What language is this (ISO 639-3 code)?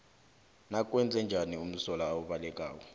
nbl